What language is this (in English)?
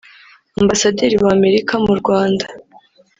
Kinyarwanda